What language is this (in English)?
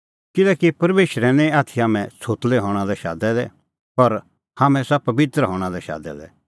Kullu Pahari